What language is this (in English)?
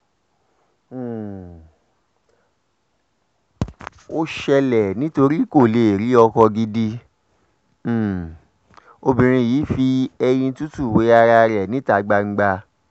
Yoruba